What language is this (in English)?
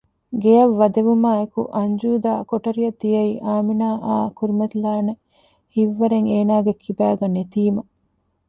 Divehi